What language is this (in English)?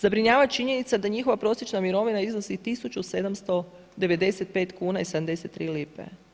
Croatian